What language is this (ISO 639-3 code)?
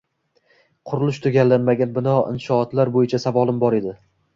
uzb